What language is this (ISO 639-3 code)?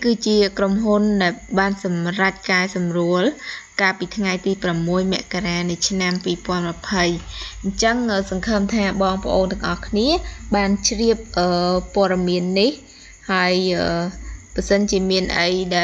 tha